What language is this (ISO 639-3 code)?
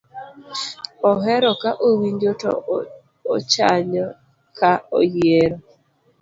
luo